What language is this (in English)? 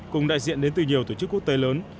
Vietnamese